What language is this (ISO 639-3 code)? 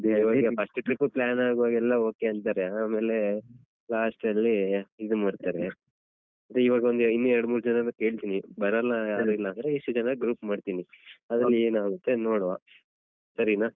kan